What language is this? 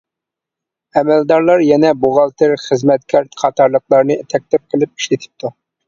Uyghur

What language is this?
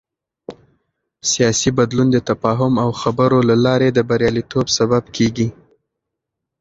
Pashto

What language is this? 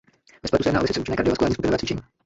Czech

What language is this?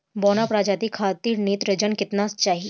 Bhojpuri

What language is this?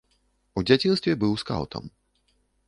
Belarusian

